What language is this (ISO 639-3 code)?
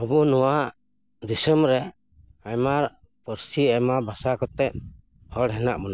sat